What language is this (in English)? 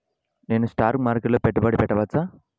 Telugu